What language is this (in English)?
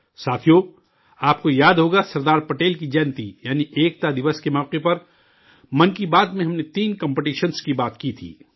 Urdu